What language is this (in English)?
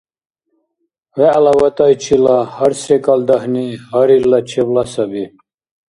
Dargwa